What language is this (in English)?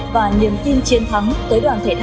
Vietnamese